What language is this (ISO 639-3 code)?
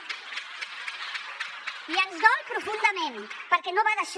cat